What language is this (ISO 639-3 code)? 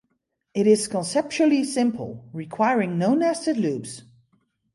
eng